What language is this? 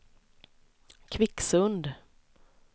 Swedish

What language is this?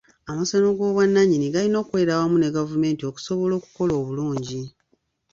Ganda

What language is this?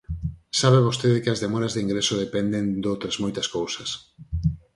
Galician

